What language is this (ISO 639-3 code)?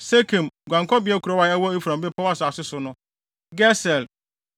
aka